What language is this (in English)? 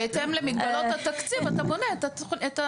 Hebrew